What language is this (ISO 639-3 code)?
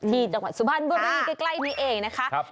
tha